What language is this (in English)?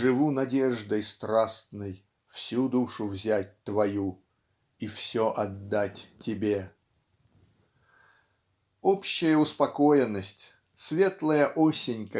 Russian